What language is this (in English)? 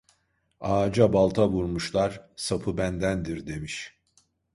Turkish